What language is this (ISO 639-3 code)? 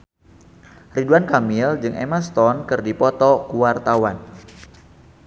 sun